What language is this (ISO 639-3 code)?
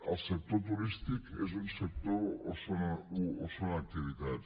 cat